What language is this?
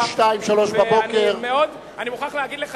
Hebrew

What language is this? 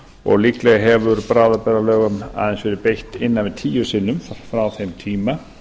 Icelandic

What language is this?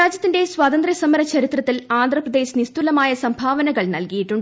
Malayalam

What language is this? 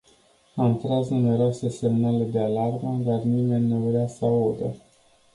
Romanian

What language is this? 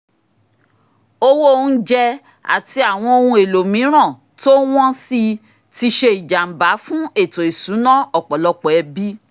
Yoruba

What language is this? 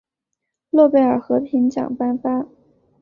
Chinese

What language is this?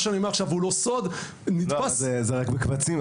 Hebrew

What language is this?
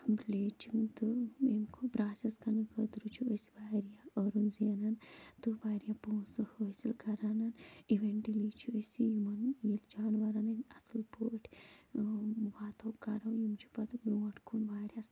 Kashmiri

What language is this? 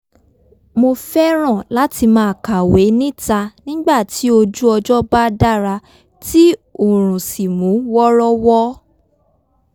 Yoruba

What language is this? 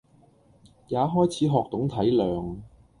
Cantonese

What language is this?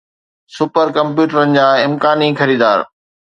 Sindhi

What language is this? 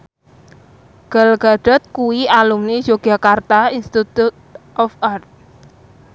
Javanese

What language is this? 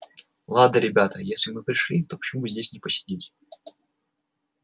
Russian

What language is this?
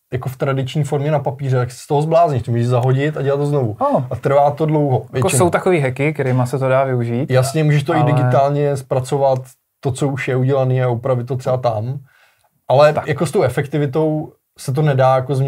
Czech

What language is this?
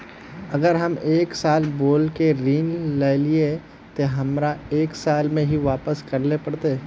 Magahi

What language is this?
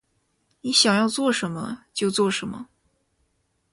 Chinese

